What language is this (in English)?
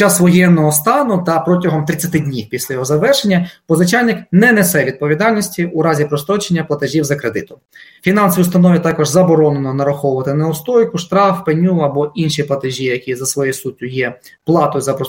Ukrainian